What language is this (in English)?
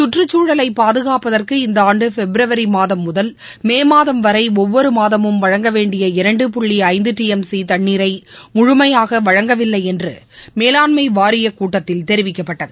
Tamil